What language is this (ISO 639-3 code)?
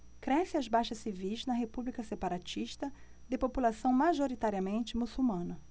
por